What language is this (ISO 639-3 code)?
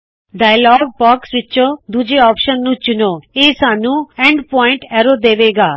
pan